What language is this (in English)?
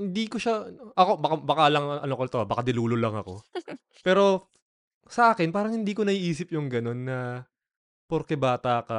Filipino